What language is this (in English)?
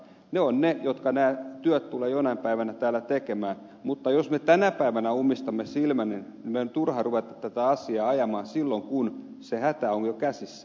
Finnish